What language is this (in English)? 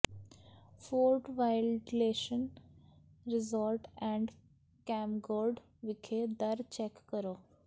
Punjabi